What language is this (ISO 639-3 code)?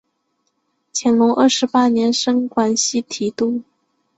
zho